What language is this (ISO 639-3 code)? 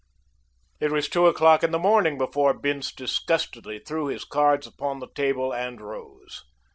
eng